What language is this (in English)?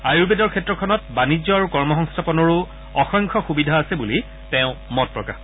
Assamese